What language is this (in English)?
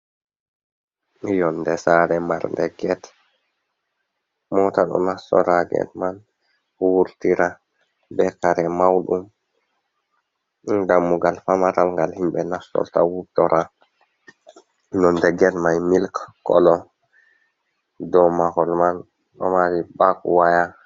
Fula